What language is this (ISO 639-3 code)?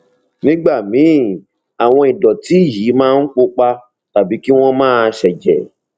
yor